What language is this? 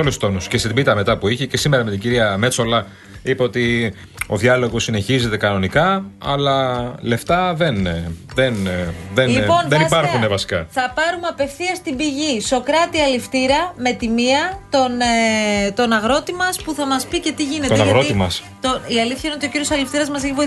Greek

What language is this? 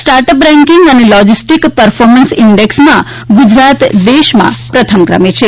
Gujarati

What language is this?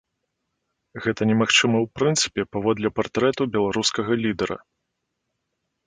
Belarusian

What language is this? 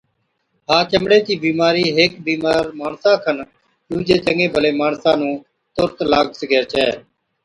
Od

